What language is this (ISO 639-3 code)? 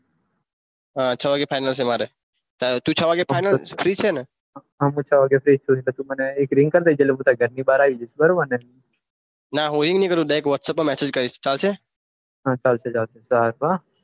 guj